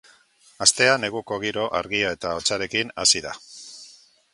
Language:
Basque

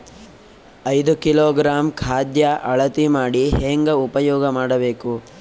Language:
Kannada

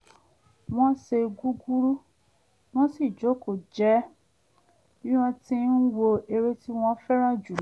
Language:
Yoruba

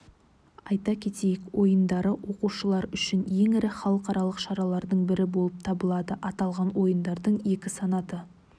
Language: Kazakh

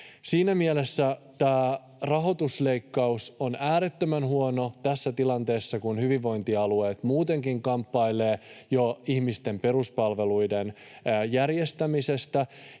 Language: Finnish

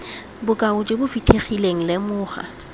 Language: Tswana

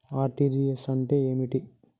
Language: Telugu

